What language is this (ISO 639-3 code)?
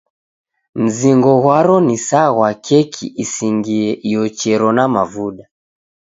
dav